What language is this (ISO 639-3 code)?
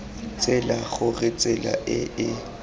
tsn